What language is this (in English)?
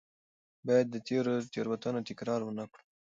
Pashto